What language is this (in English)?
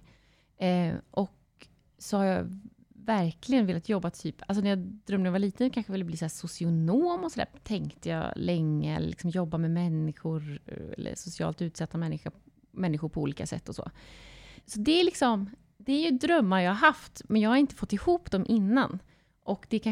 Swedish